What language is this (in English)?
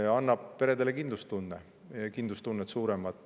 Estonian